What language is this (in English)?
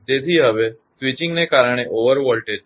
Gujarati